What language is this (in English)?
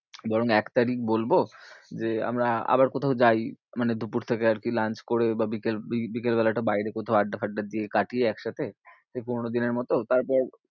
Bangla